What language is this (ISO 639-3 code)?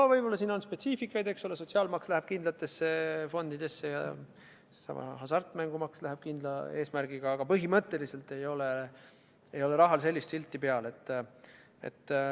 est